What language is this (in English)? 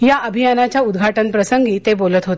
Marathi